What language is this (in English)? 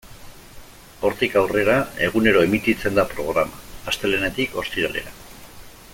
Basque